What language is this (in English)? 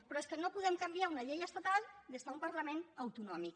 Catalan